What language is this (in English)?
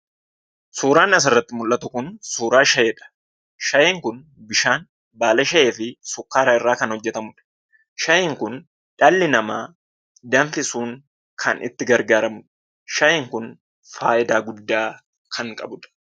Oromo